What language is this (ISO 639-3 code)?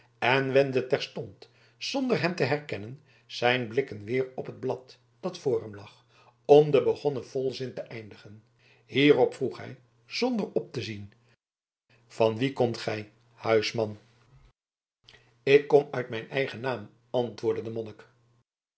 nld